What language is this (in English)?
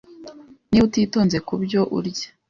Kinyarwanda